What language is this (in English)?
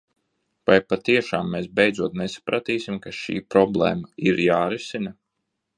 Latvian